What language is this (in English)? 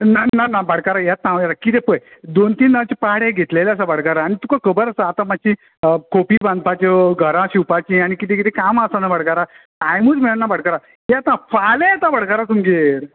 Konkani